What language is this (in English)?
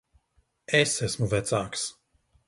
Latvian